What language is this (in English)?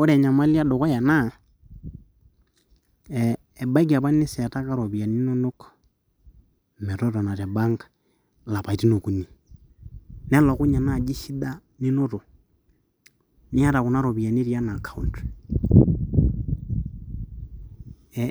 Masai